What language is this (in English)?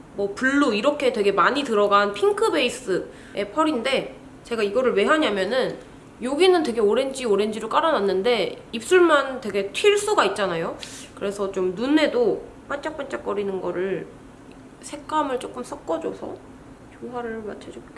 Korean